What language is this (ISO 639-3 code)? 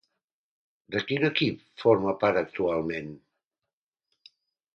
cat